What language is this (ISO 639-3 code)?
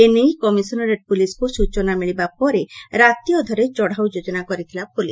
ori